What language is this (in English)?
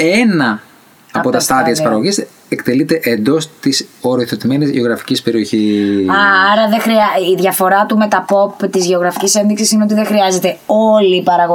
Greek